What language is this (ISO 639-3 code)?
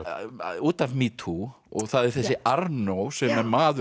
isl